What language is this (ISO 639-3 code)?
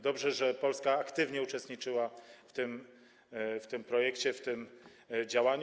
pol